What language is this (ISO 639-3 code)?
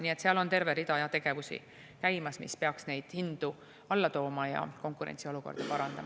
est